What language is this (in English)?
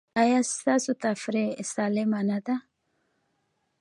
Pashto